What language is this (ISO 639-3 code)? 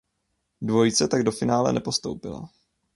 ces